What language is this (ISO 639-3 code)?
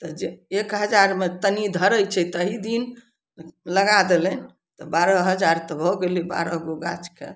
mai